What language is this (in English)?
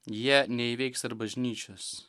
Lithuanian